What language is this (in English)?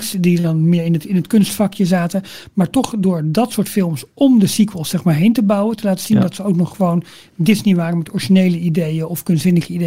Dutch